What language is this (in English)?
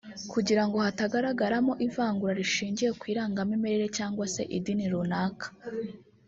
Kinyarwanda